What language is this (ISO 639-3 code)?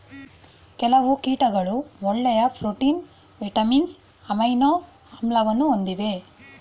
kan